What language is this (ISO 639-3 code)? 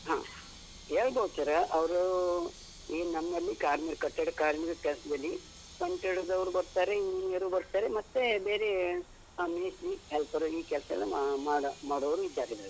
kan